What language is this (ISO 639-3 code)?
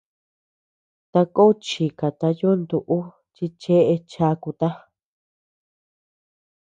cux